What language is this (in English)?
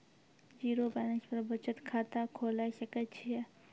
Maithili